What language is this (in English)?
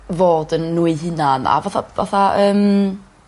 Welsh